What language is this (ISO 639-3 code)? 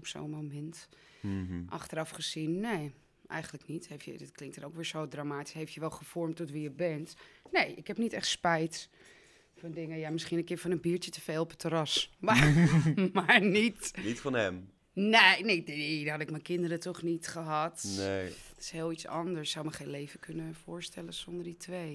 nld